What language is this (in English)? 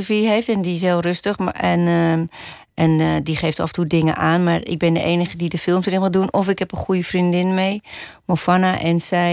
Dutch